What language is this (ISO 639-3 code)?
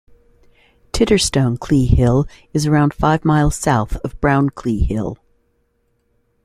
eng